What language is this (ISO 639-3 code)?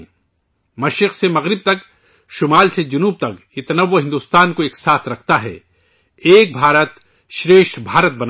urd